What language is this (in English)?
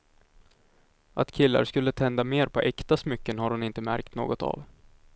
Swedish